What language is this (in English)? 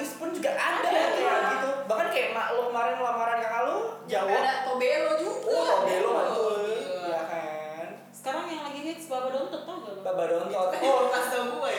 Indonesian